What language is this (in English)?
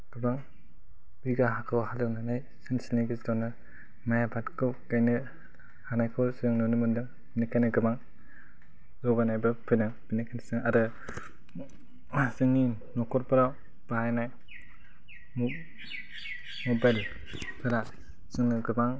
Bodo